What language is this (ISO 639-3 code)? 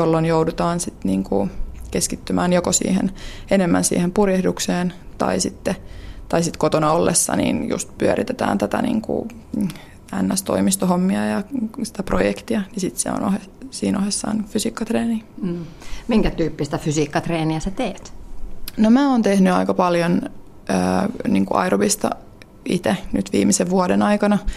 fin